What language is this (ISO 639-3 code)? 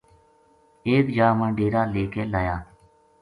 gju